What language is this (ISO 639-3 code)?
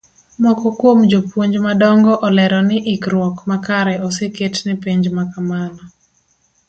luo